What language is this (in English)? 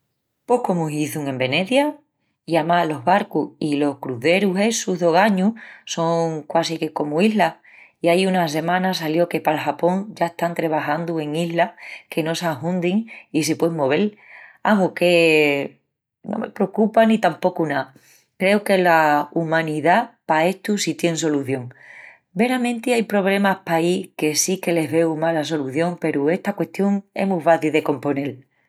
Extremaduran